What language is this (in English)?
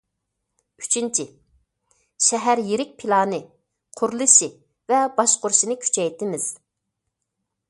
Uyghur